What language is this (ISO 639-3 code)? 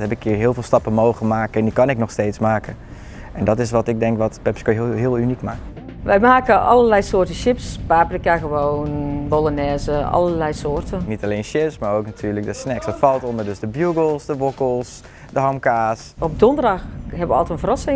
nld